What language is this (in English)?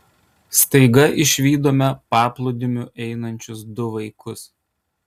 Lithuanian